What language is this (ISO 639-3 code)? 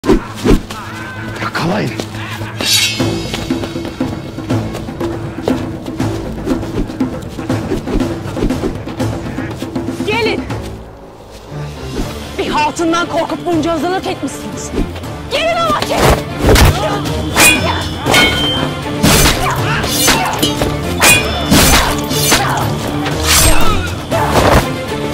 tur